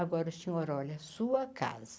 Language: Portuguese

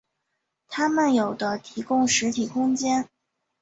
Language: Chinese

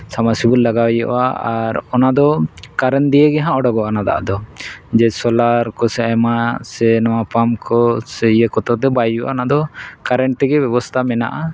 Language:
Santali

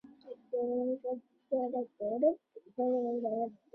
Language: Chinese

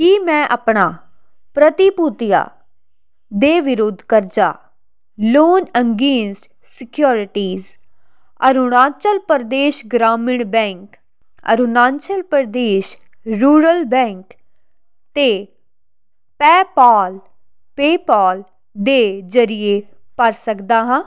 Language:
Punjabi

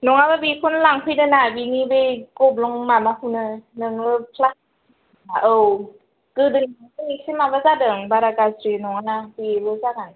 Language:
Bodo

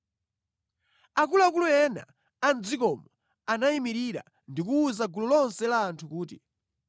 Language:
Nyanja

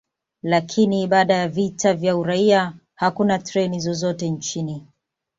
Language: Swahili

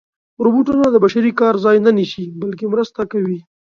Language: Pashto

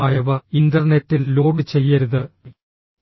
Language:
Malayalam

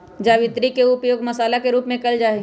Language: Magahi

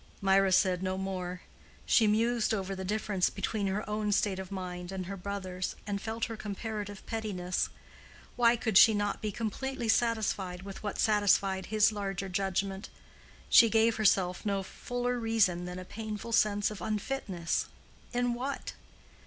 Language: English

